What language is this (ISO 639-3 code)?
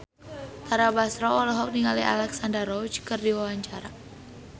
sun